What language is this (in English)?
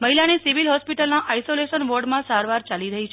Gujarati